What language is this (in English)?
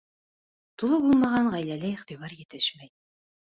Bashkir